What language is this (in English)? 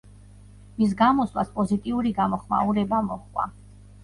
Georgian